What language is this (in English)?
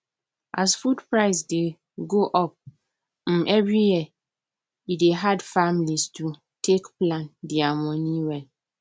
Nigerian Pidgin